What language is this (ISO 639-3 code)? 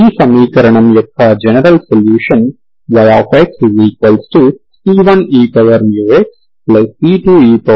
tel